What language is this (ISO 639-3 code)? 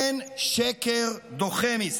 heb